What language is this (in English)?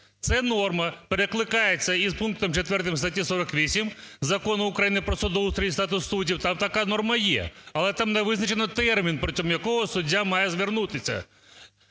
Ukrainian